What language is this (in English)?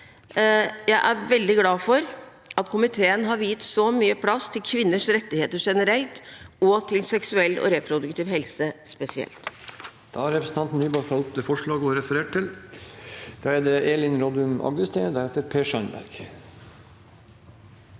Norwegian